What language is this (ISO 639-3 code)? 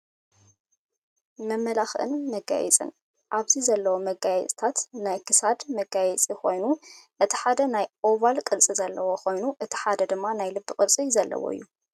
tir